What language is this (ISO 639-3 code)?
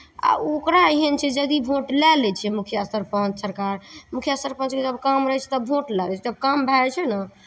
mai